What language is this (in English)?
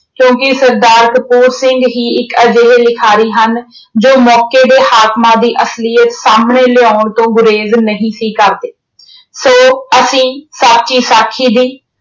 Punjabi